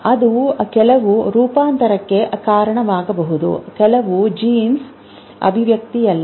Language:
Kannada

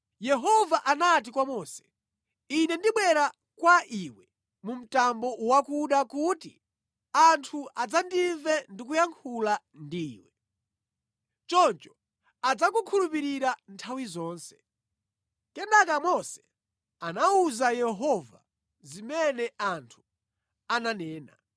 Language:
Nyanja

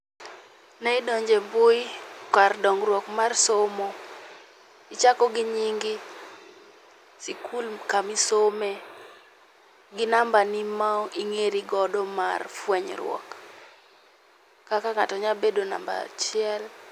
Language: Luo (Kenya and Tanzania)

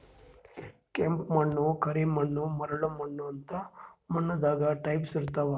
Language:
Kannada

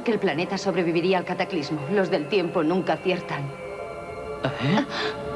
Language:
Spanish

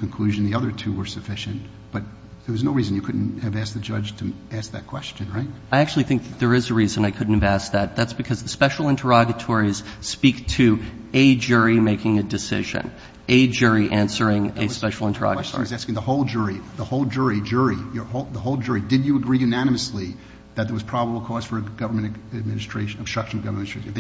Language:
English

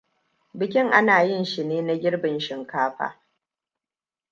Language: Hausa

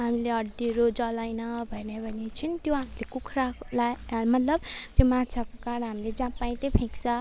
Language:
Nepali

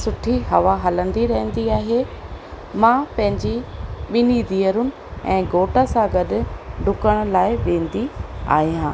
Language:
Sindhi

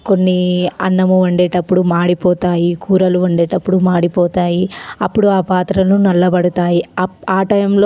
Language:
Telugu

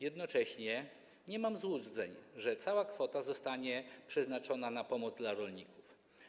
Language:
Polish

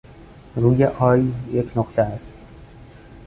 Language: Persian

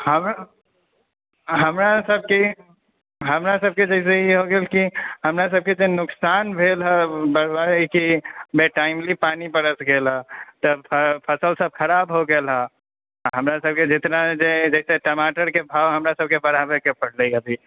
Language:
Maithili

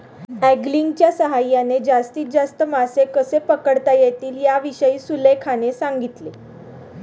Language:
Marathi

